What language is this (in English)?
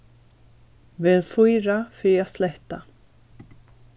Faroese